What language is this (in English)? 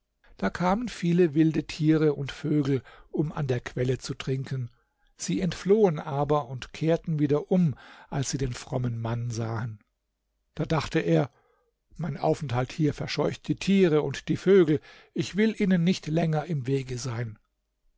German